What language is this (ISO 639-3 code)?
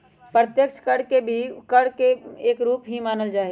mag